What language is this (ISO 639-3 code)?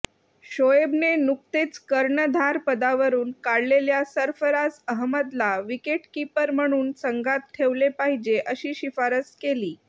mar